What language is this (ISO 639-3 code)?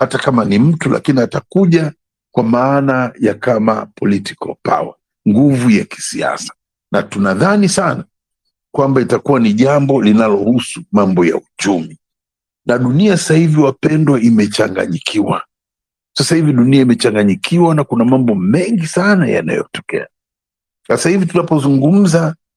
swa